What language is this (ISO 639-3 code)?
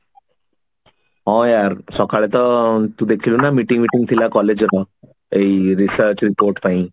ori